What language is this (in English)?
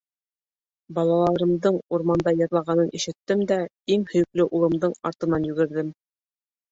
Bashkir